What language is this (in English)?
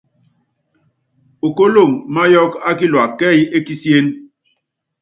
Yangben